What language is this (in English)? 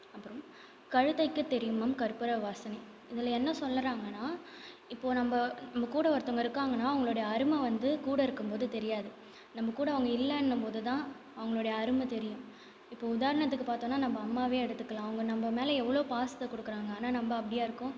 Tamil